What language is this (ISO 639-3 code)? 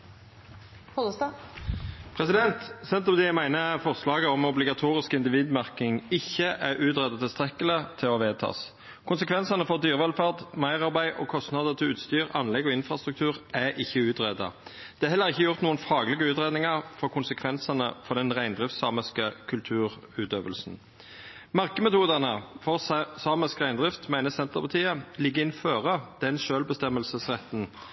nor